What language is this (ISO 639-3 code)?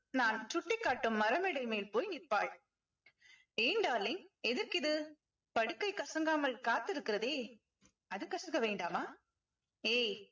tam